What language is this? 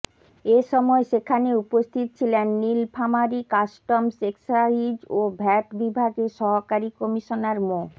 Bangla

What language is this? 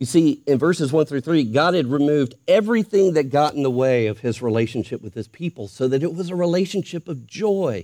English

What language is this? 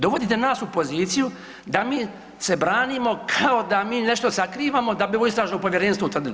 Croatian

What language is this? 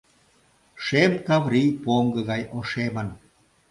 Mari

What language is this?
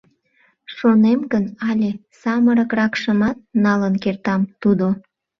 Mari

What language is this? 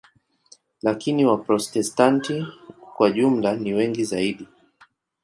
Swahili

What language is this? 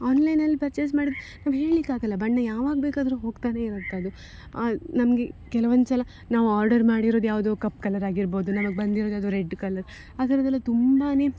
Kannada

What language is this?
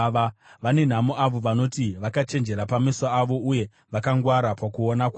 Shona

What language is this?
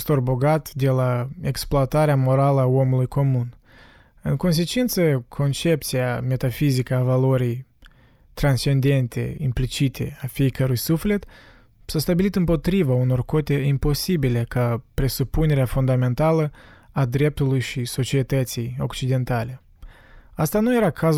Romanian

